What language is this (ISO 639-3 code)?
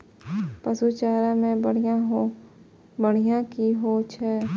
mai